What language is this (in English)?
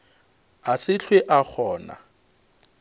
Northern Sotho